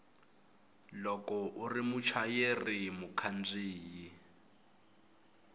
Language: Tsonga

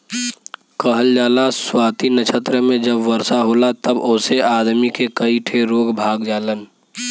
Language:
Bhojpuri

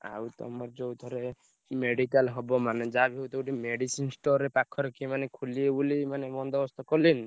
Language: Odia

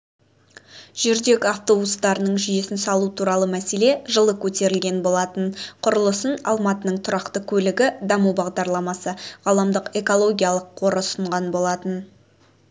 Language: Kazakh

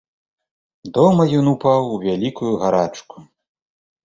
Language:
Belarusian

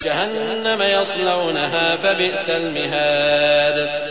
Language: Arabic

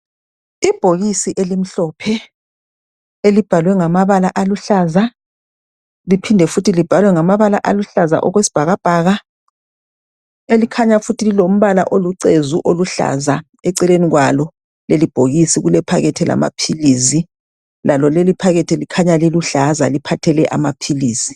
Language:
North Ndebele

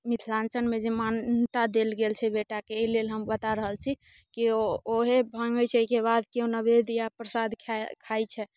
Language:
Maithili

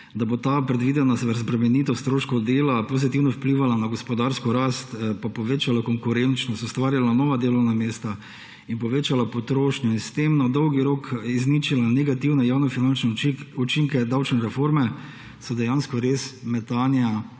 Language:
Slovenian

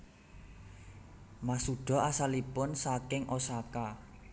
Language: Javanese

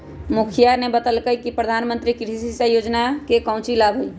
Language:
Magahi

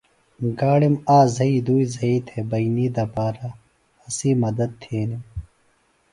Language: Phalura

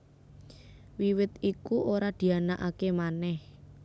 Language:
Javanese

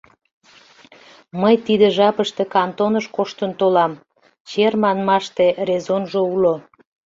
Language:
Mari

